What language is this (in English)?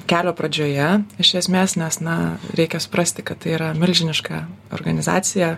Lithuanian